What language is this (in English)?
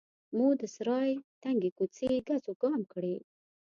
Pashto